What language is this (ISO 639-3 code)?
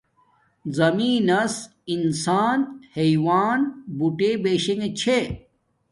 dmk